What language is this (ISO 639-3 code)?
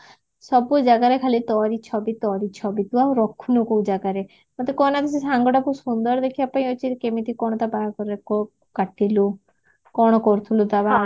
ori